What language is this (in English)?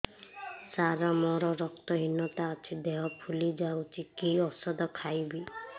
Odia